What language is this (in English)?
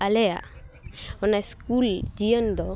Santali